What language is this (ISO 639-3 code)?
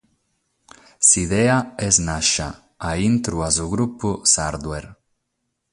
srd